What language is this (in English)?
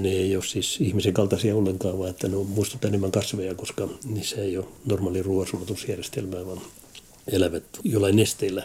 Finnish